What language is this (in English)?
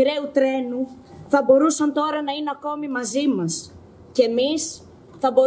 Greek